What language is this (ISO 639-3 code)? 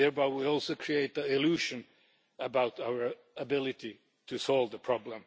eng